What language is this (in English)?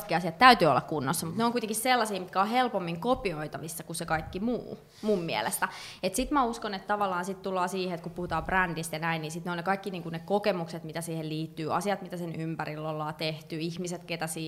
Finnish